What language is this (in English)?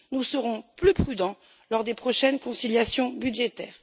French